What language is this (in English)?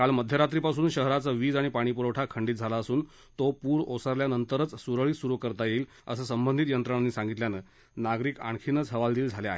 Marathi